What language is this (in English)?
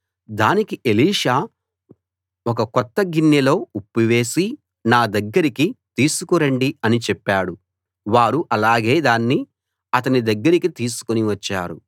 Telugu